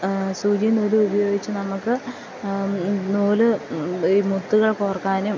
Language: Malayalam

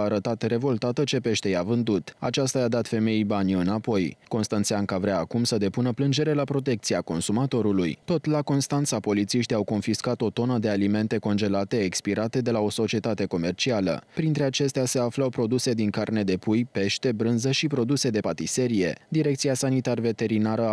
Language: Romanian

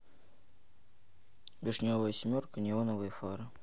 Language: Russian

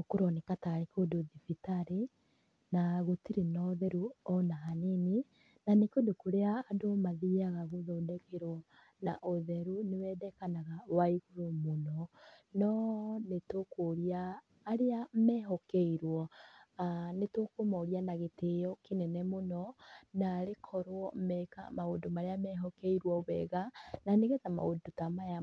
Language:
Kikuyu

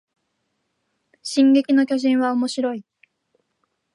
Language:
Japanese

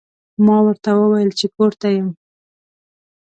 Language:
Pashto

